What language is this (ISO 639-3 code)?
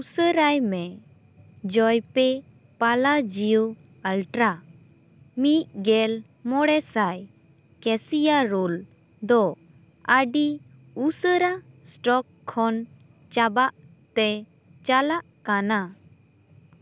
sat